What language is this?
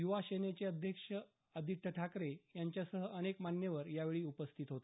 Marathi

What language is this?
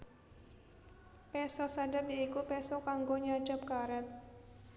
Javanese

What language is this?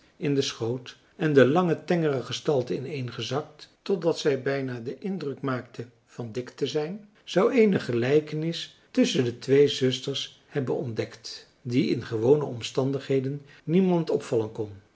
Dutch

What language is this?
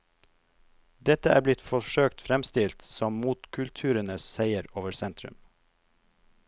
Norwegian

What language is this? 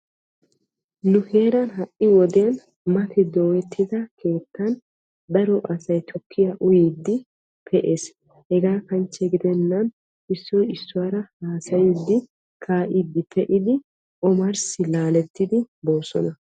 Wolaytta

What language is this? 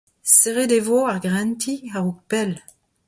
Breton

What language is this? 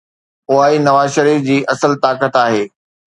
Sindhi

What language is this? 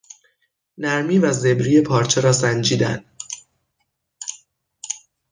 Persian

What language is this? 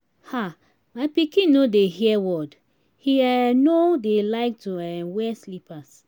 Nigerian Pidgin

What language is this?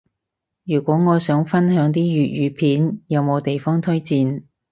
Cantonese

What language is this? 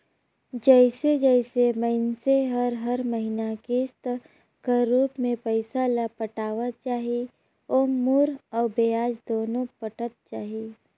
Chhattisgarhi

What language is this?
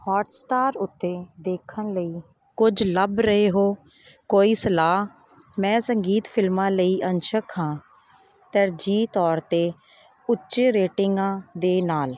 Punjabi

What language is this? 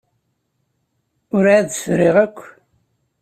Kabyle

